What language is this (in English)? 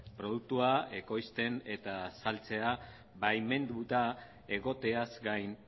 Basque